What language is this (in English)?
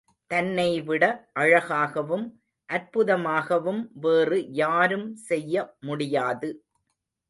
Tamil